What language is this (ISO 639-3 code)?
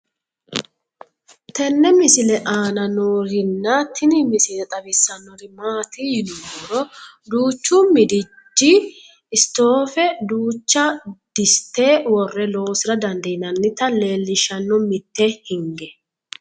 sid